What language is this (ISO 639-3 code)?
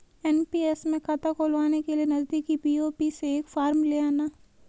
hin